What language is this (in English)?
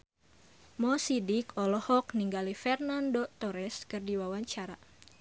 Sundanese